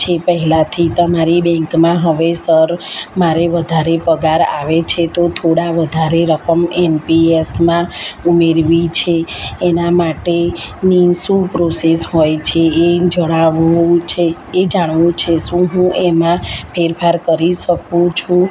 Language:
Gujarati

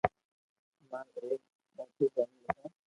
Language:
Loarki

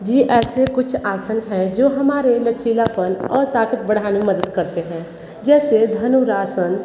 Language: Hindi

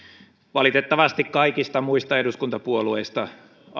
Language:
Finnish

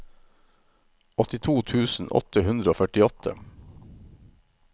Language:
Norwegian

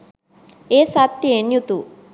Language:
Sinhala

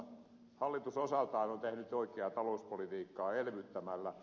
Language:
Finnish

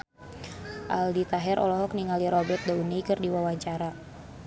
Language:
Sundanese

